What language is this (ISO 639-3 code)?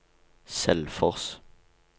nor